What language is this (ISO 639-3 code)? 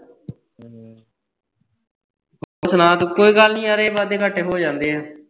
pan